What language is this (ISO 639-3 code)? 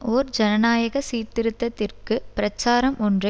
tam